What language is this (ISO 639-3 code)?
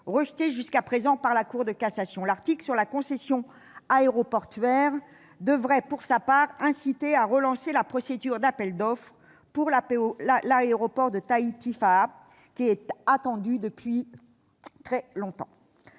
fra